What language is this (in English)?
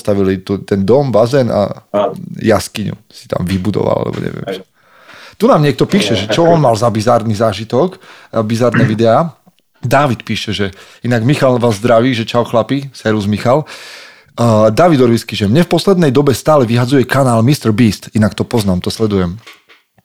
Slovak